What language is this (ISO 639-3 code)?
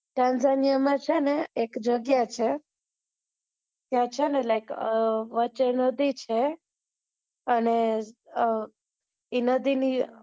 guj